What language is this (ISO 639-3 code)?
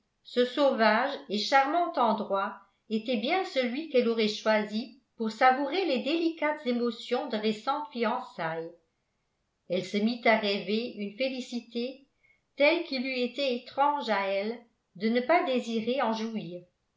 fra